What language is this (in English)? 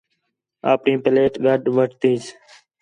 Khetrani